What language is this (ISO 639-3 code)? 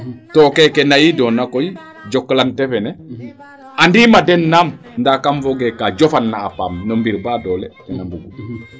srr